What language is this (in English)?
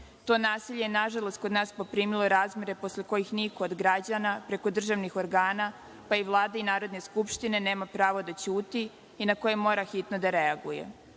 Serbian